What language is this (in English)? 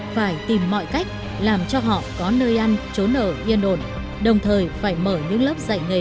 Vietnamese